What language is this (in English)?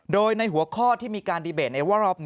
Thai